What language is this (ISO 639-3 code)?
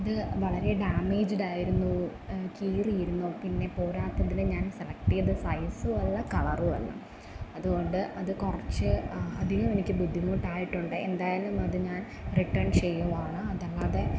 mal